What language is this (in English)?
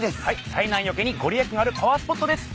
Japanese